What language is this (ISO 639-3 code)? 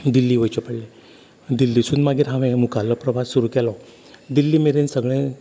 kok